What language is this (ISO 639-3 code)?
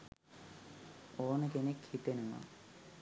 sin